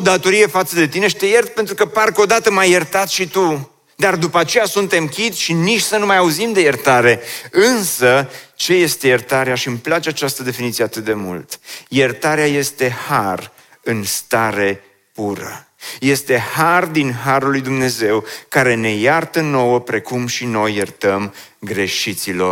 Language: Romanian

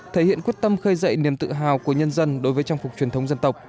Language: Vietnamese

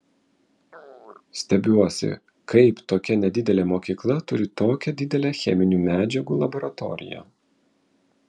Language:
Lithuanian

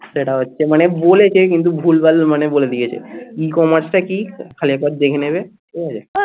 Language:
Bangla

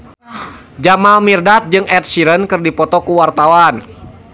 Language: Sundanese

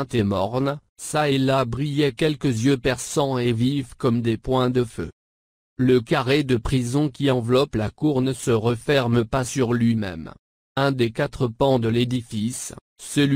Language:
French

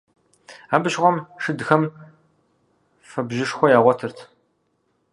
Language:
Kabardian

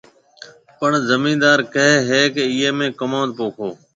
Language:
Marwari (Pakistan)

